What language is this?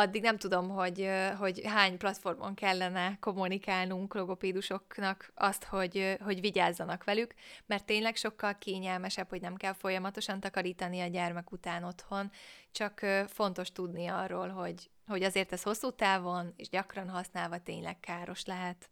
Hungarian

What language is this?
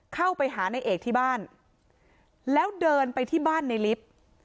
Thai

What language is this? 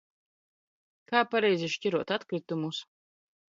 Latvian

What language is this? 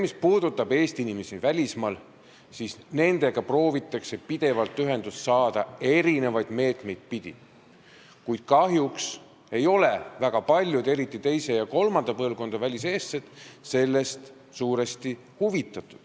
Estonian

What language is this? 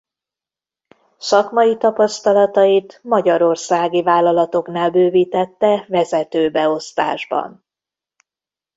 Hungarian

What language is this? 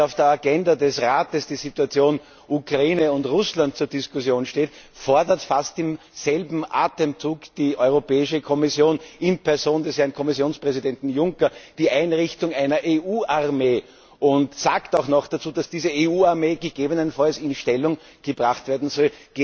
German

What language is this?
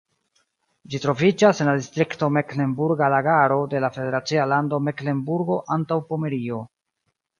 Esperanto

